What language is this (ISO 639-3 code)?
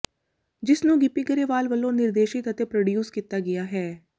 pan